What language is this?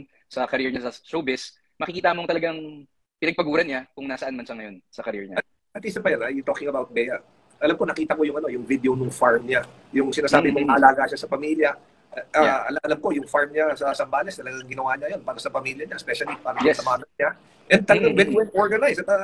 Filipino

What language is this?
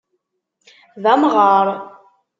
Kabyle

